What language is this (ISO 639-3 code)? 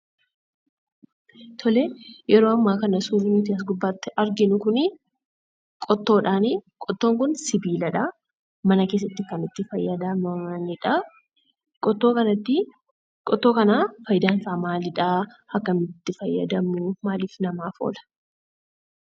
orm